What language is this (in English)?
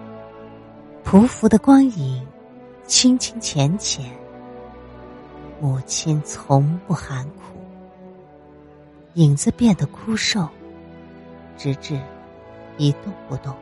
Chinese